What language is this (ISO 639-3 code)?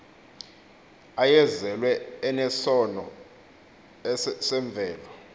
xho